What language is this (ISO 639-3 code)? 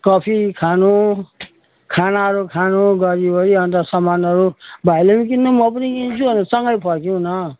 nep